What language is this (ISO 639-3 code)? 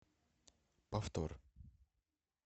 rus